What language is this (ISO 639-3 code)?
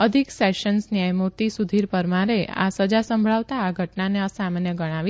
guj